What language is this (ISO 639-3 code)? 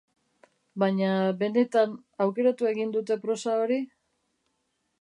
eus